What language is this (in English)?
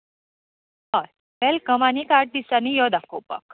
Konkani